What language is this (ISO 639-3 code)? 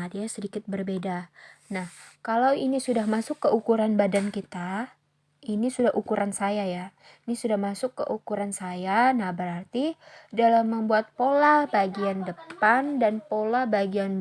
ind